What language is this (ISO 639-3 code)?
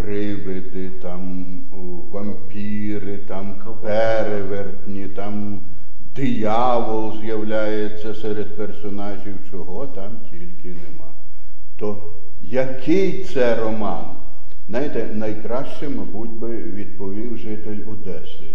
ukr